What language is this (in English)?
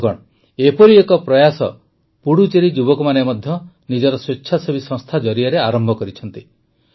Odia